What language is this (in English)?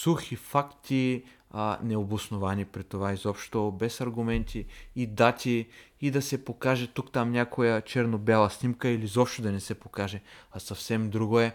Bulgarian